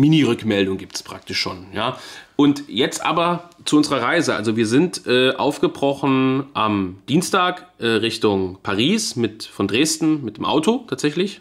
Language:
German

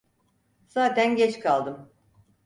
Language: Turkish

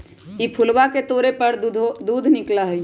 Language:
Magahi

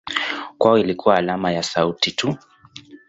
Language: Swahili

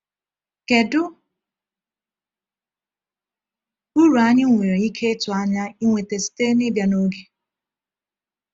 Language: Igbo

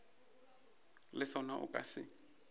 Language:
Northern Sotho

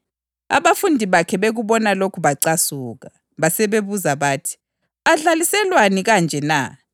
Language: North Ndebele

